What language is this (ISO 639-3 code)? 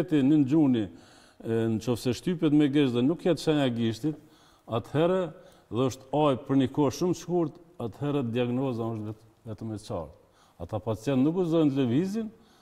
ron